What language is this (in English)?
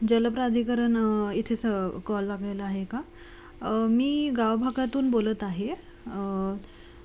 Marathi